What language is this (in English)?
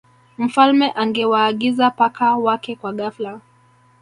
Swahili